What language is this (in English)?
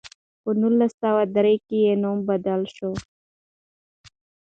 Pashto